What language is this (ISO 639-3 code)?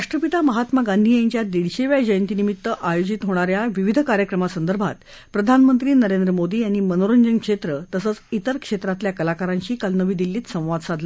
mar